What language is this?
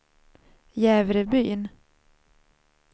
Swedish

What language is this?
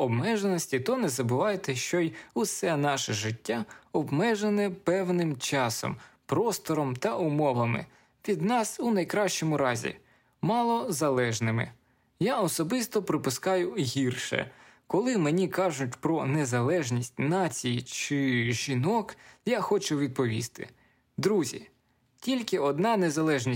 Ukrainian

